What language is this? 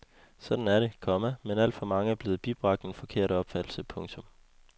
Danish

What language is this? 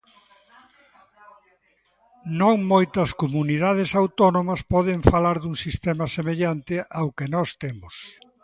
Galician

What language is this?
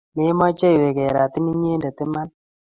Kalenjin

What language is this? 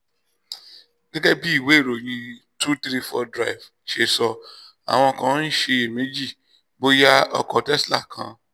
Yoruba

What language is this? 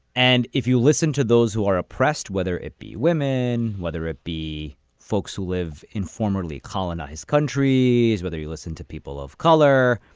English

